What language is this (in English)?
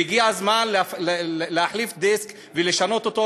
Hebrew